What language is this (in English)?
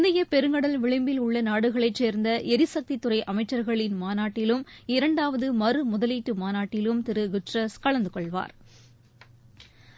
Tamil